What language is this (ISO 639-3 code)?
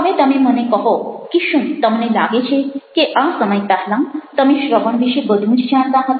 guj